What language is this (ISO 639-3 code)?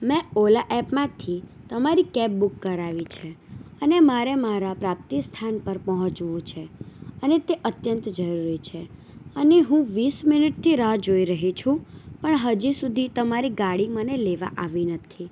guj